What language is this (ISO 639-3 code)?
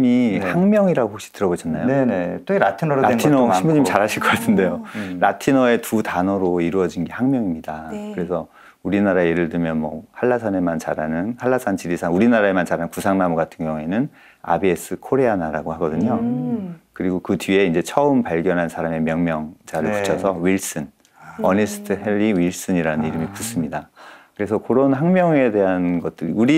kor